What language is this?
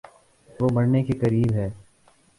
Urdu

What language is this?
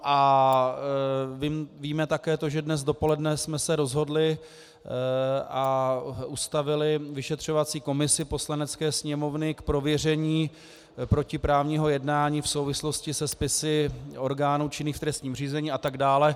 Czech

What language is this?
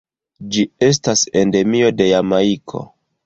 Esperanto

